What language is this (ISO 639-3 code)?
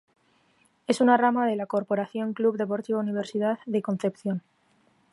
spa